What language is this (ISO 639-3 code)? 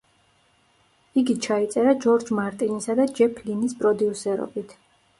kat